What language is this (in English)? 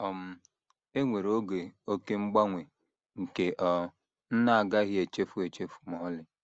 Igbo